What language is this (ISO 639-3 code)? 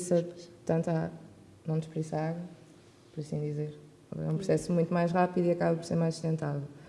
por